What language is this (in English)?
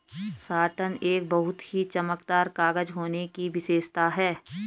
Hindi